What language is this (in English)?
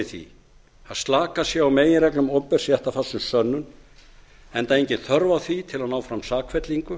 Icelandic